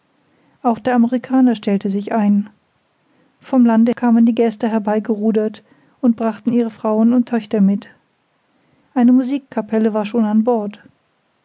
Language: German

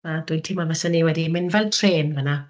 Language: Welsh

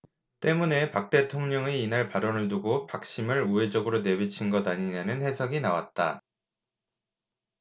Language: Korean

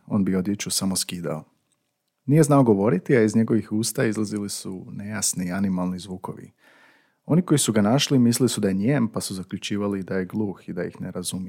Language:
Croatian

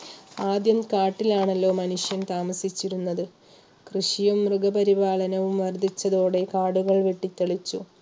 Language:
Malayalam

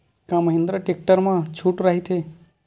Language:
Chhattisgarhi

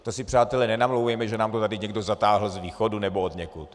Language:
Czech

